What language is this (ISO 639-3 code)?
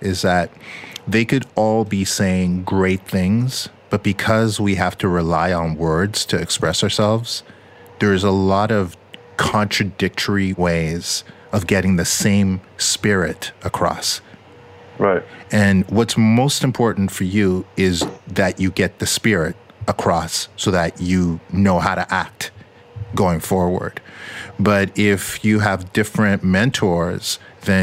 eng